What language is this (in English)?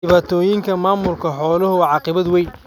Somali